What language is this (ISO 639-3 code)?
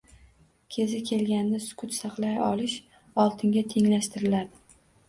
uzb